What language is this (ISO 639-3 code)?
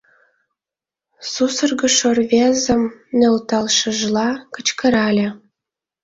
chm